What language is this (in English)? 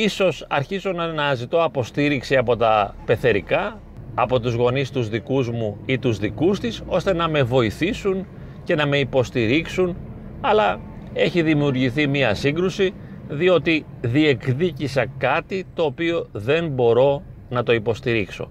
Greek